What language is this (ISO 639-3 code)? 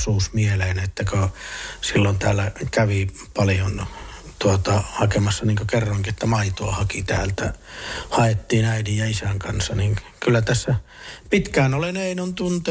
fin